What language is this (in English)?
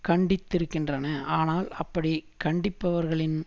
Tamil